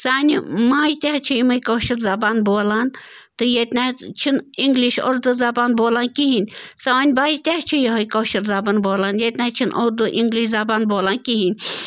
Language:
Kashmiri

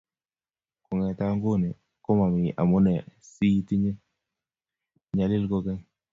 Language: Kalenjin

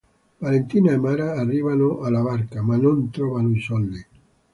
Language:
Italian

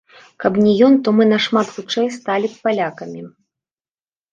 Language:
Belarusian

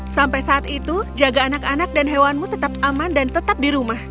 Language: Indonesian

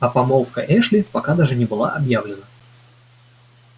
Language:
Russian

